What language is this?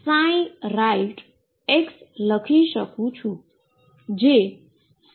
Gujarati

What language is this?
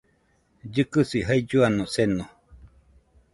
Nüpode Huitoto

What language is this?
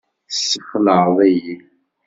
Kabyle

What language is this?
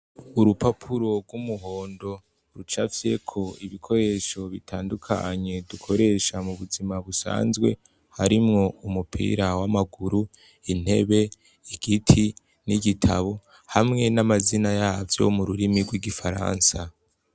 Rundi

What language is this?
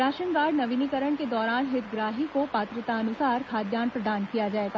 Hindi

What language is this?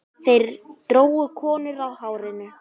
Icelandic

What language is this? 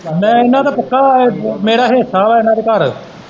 Punjabi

